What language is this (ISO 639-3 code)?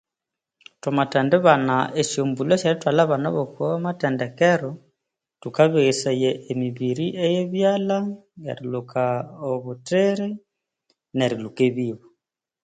koo